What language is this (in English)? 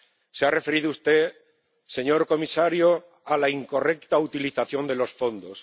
Spanish